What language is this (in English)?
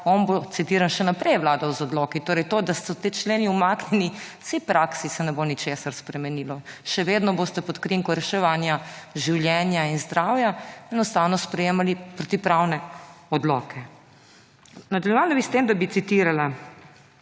Slovenian